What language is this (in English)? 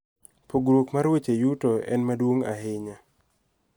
Luo (Kenya and Tanzania)